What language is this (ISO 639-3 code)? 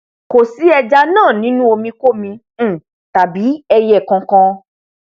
yor